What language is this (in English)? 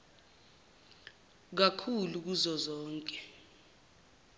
Zulu